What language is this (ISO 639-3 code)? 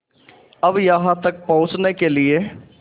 hin